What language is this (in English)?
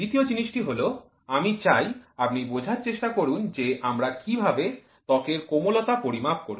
Bangla